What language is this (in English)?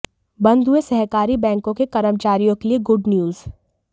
Hindi